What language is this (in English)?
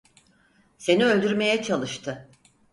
Turkish